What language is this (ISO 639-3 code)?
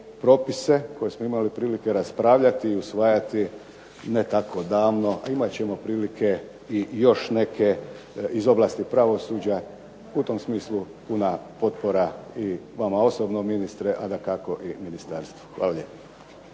hrv